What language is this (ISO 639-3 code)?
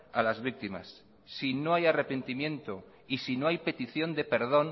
spa